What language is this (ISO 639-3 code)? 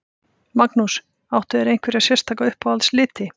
isl